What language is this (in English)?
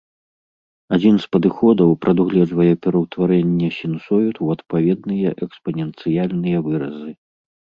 Belarusian